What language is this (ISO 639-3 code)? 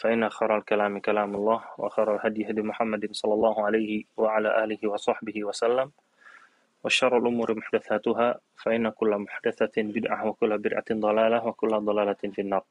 ind